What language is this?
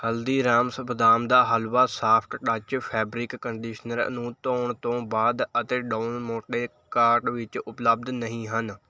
Punjabi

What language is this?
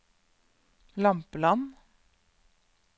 Norwegian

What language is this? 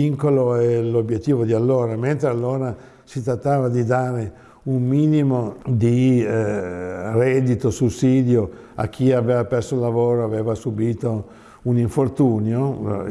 Italian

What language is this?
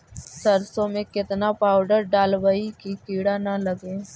Magahi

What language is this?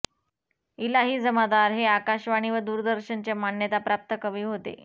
Marathi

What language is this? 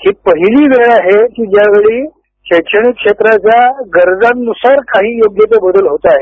Marathi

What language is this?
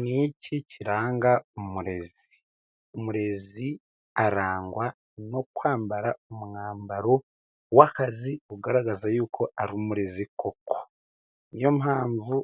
Kinyarwanda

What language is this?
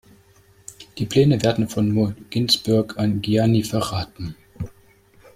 German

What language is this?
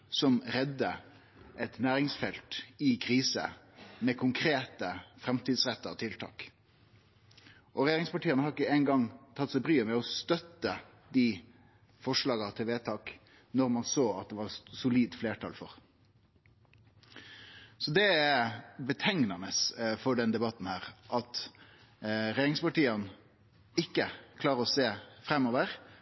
Norwegian Nynorsk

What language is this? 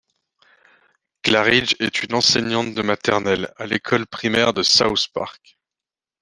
French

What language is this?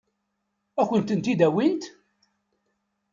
Kabyle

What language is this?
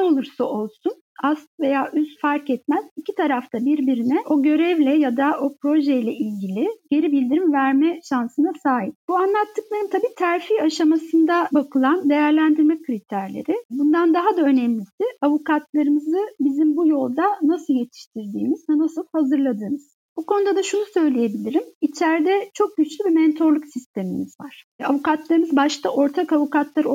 Turkish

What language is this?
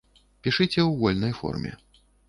Belarusian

